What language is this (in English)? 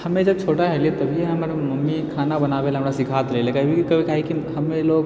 Maithili